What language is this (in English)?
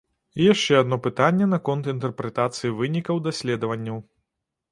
Belarusian